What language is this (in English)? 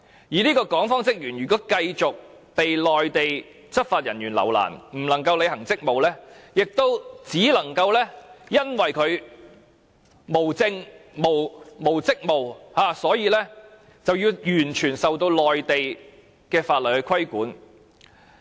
Cantonese